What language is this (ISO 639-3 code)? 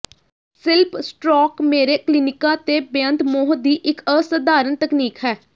pan